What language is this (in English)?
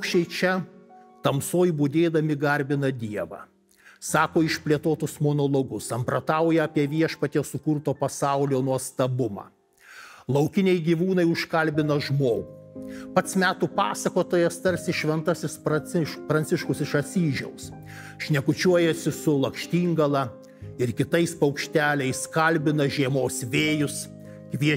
Lithuanian